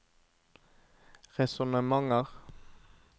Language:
Norwegian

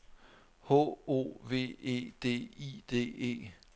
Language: Danish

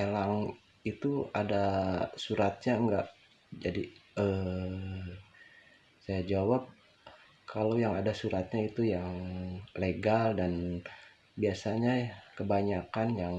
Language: Indonesian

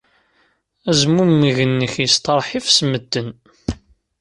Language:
Kabyle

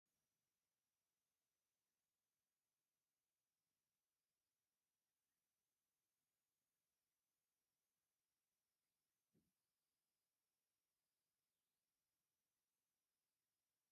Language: Tigrinya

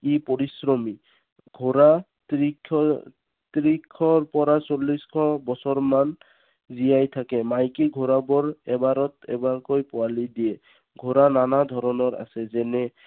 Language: Assamese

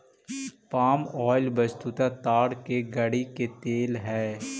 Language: Magahi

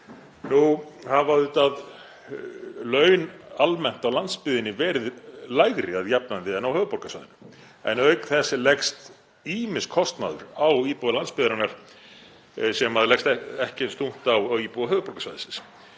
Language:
Icelandic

